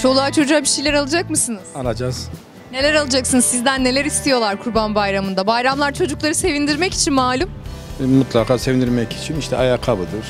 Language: Turkish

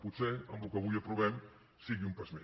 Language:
Catalan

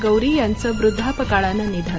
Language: Marathi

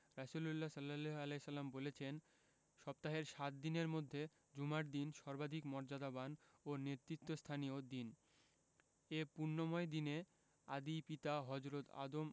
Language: Bangla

